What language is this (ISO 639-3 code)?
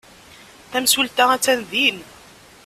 kab